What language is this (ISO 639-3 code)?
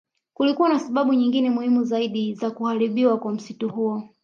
swa